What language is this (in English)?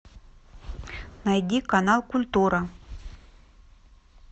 Russian